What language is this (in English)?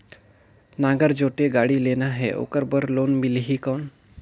Chhattisgarhi